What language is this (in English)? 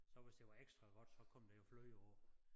Danish